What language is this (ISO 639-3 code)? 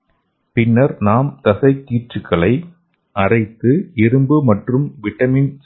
tam